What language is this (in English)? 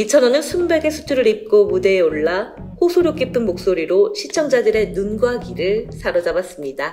Korean